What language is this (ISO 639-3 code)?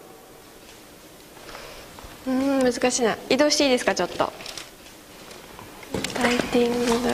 jpn